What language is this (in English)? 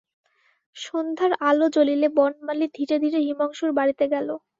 Bangla